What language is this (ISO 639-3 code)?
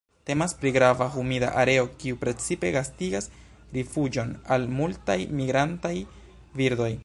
epo